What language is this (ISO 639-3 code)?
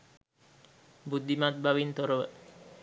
sin